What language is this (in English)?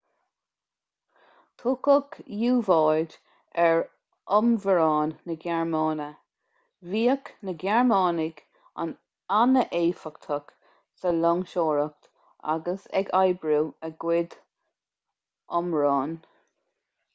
Irish